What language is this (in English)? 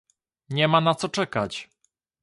Polish